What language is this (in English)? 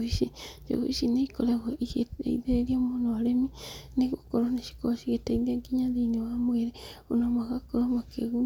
Kikuyu